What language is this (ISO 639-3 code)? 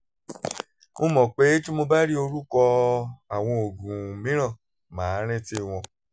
yor